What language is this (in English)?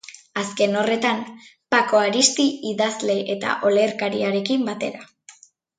Basque